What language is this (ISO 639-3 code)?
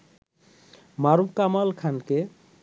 ben